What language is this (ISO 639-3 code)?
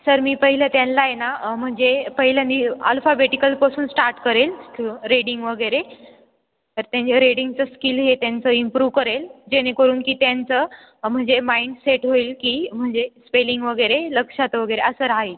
mar